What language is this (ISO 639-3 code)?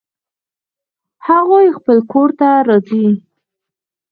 pus